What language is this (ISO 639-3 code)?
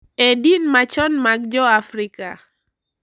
luo